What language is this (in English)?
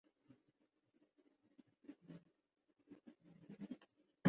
Urdu